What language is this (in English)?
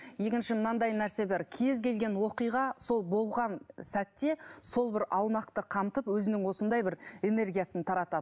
Kazakh